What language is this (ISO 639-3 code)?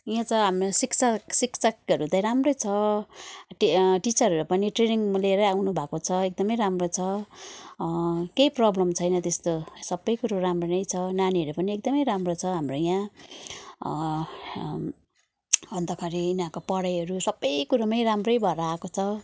nep